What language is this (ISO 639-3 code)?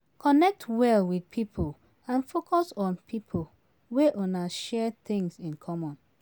pcm